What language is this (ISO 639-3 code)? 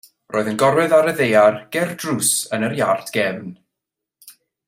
cym